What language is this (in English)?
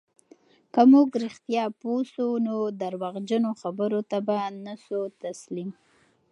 Pashto